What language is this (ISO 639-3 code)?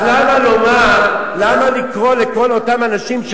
heb